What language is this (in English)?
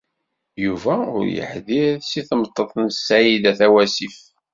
Kabyle